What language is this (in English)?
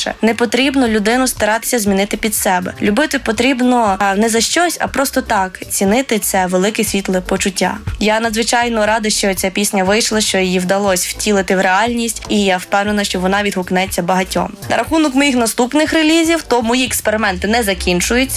Ukrainian